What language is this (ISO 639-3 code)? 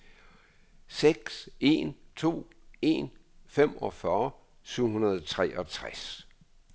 dan